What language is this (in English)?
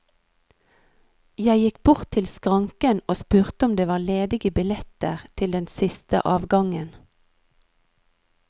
Norwegian